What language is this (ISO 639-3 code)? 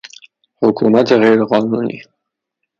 fas